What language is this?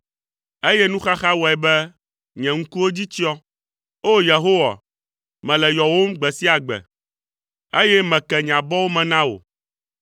Ewe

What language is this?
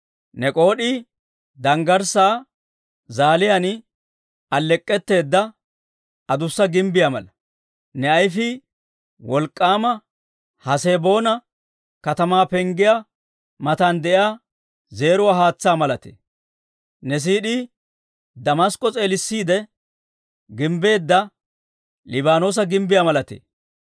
Dawro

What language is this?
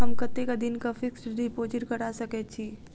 Maithili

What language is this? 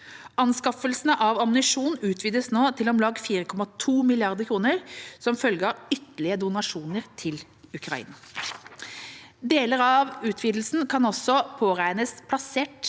Norwegian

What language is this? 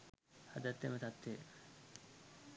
Sinhala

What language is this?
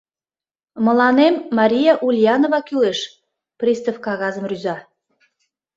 Mari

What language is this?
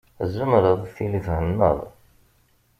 Kabyle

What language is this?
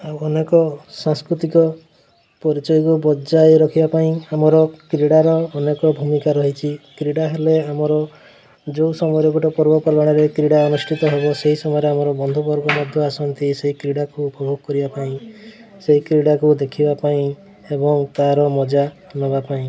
Odia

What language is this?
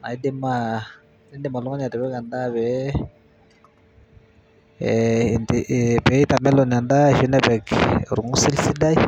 Masai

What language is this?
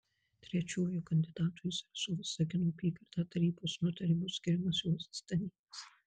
Lithuanian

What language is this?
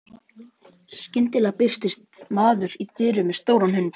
Icelandic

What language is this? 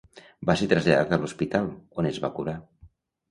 Catalan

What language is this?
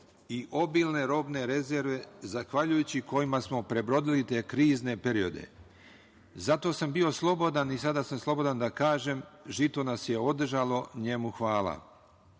Serbian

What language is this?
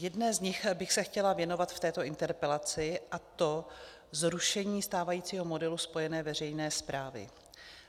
Czech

